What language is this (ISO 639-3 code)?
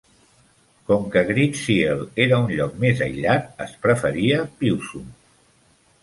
cat